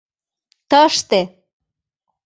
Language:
Mari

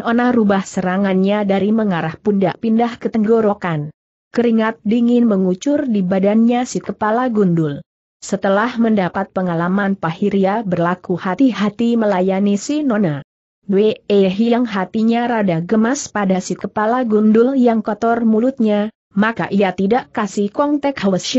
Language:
Indonesian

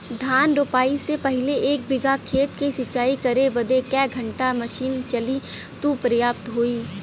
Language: Bhojpuri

